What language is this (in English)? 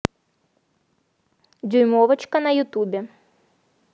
Russian